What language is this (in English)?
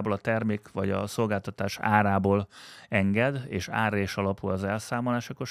Hungarian